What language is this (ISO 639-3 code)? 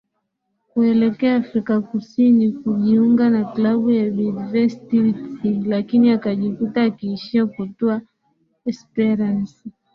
swa